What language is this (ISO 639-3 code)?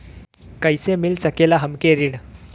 bho